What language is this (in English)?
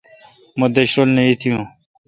Kalkoti